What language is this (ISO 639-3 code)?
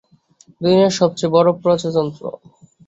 ben